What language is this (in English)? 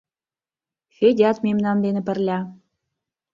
Mari